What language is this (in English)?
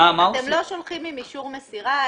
Hebrew